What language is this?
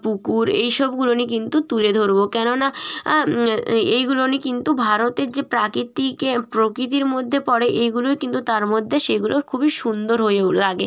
Bangla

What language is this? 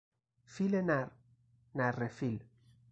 Persian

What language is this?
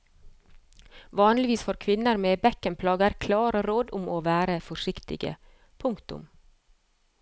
Norwegian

